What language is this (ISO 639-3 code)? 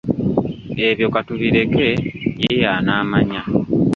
lug